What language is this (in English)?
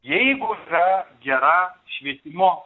Lithuanian